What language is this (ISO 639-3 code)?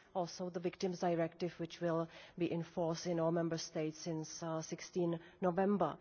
eng